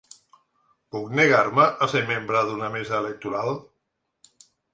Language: Catalan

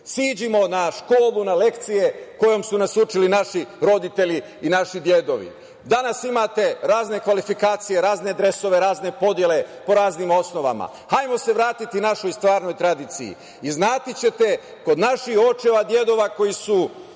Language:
Serbian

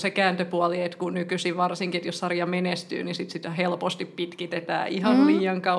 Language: Finnish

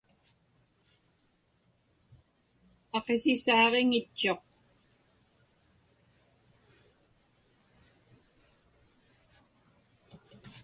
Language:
Inupiaq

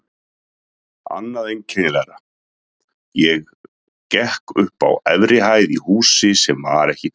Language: Icelandic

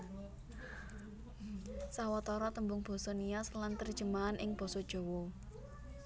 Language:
Javanese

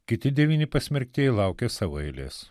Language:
Lithuanian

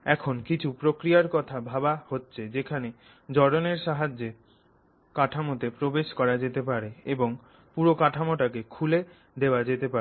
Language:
Bangla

